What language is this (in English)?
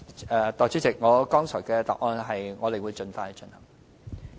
Cantonese